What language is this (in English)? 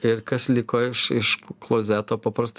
Lithuanian